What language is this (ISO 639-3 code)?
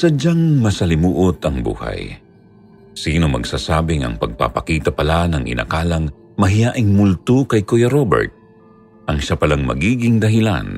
fil